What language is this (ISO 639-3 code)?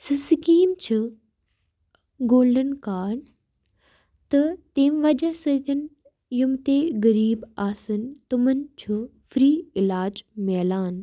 kas